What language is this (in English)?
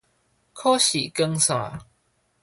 Min Nan Chinese